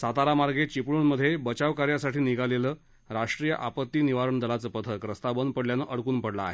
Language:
Marathi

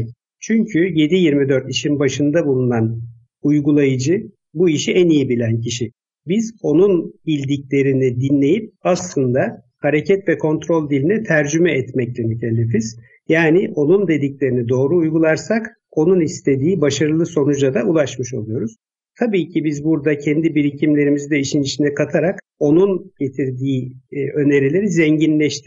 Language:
Turkish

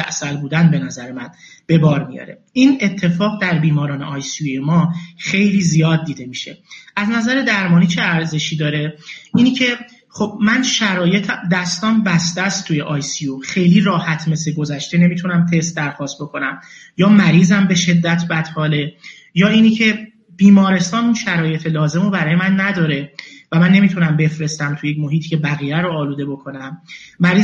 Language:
Persian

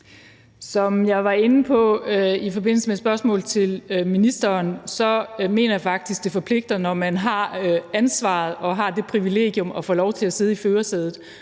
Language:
Danish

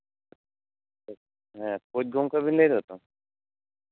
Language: Santali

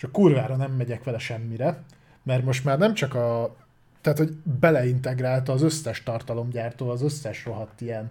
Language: Hungarian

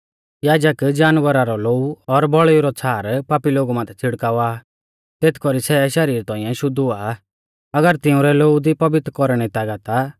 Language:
Mahasu Pahari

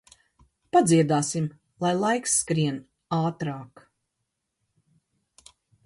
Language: Latvian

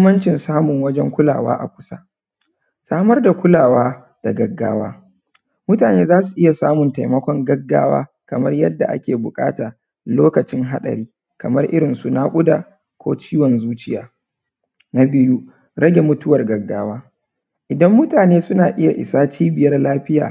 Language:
Hausa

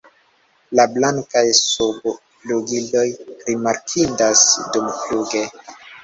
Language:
Esperanto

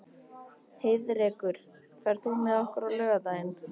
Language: Icelandic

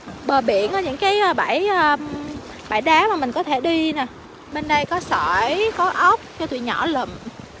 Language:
Vietnamese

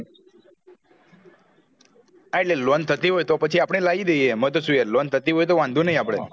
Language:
Gujarati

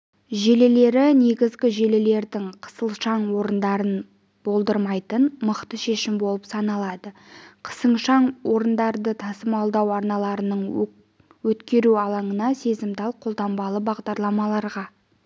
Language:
Kazakh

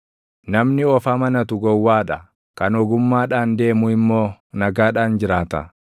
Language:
Oromo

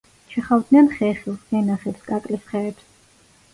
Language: Georgian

